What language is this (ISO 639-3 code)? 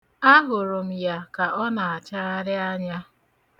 ibo